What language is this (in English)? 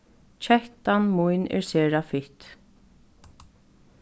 Faroese